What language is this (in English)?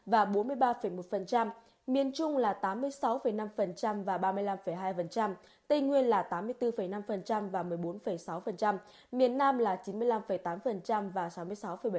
Vietnamese